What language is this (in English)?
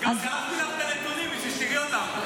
Hebrew